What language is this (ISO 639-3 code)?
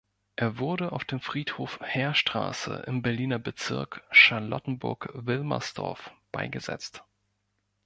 deu